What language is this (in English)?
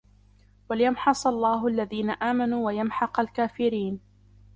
Arabic